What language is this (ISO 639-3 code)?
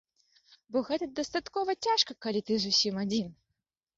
bel